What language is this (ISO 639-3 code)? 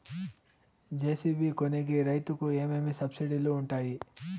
tel